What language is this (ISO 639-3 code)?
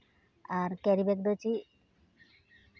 sat